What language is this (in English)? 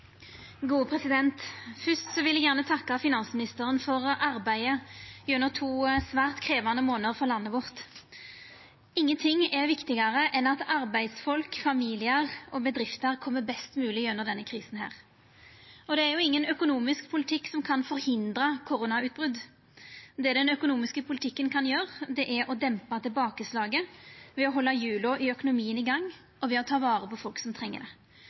Norwegian